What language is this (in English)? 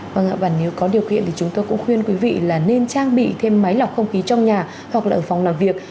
Vietnamese